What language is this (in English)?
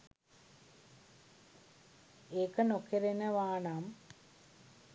Sinhala